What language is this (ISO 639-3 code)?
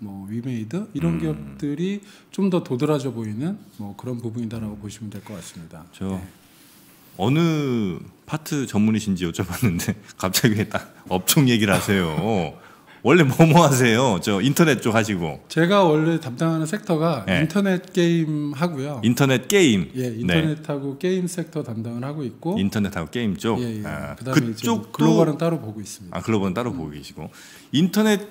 kor